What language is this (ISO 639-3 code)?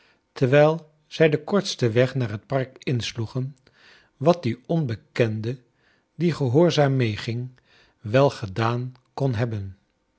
nld